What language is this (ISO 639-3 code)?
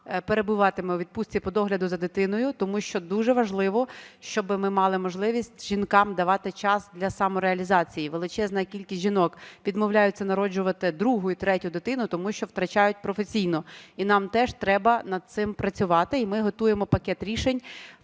ukr